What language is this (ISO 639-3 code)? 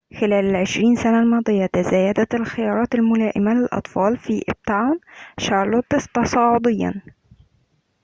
ara